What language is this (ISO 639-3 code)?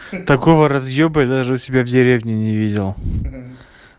rus